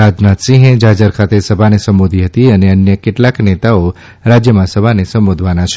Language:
Gujarati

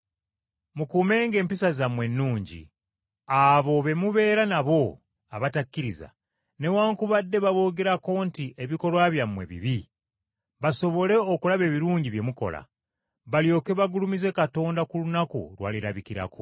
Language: Ganda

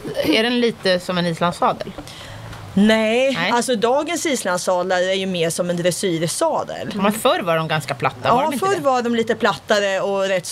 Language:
Swedish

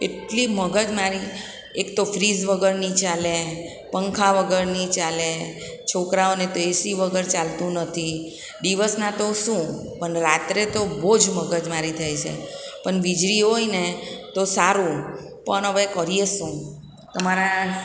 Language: Gujarati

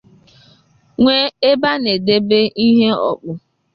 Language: Igbo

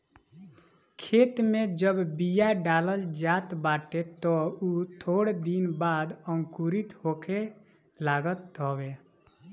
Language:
Bhojpuri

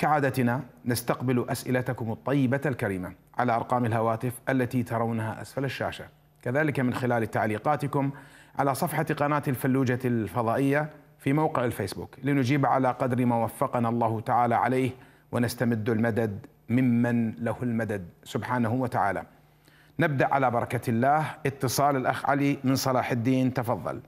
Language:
Arabic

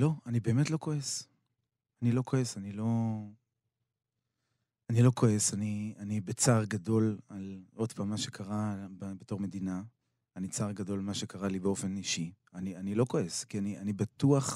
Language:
Hebrew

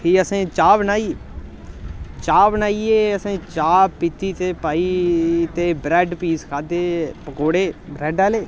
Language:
Dogri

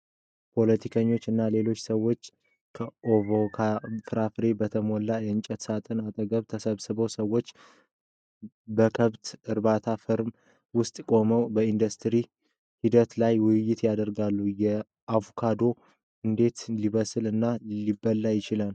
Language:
Amharic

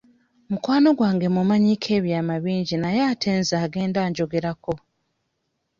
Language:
Ganda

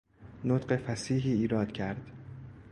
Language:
Persian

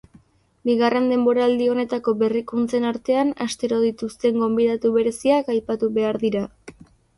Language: Basque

